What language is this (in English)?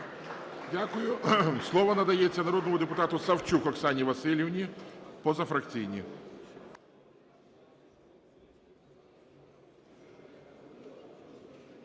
Ukrainian